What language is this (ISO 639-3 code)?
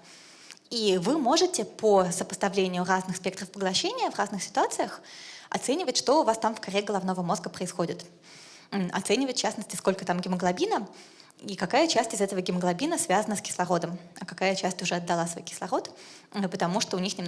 rus